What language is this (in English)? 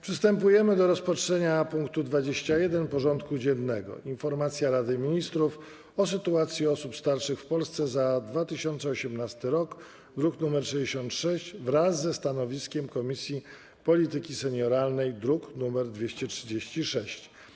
Polish